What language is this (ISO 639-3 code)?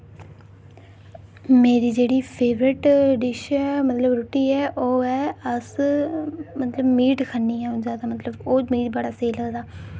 doi